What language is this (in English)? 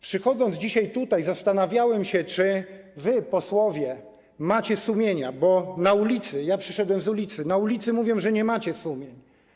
Polish